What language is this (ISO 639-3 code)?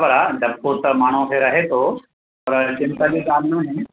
snd